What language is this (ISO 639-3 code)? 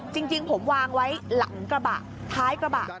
tha